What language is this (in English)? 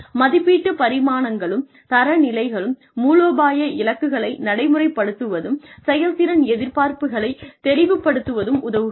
Tamil